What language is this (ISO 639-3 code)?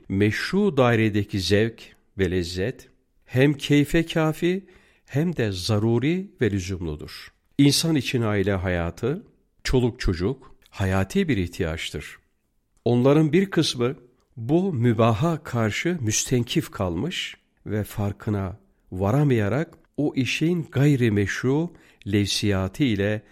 tur